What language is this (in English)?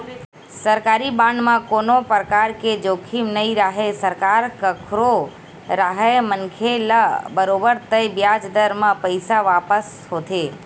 Chhattisgarhi